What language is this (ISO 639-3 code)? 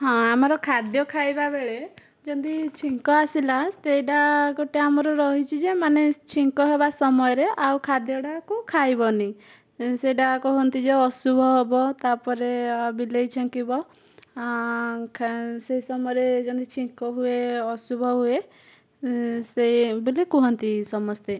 ori